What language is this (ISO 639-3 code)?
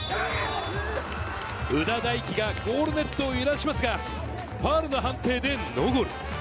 jpn